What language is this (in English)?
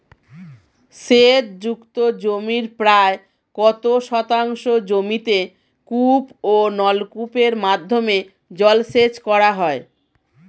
Bangla